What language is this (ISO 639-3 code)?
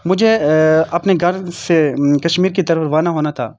urd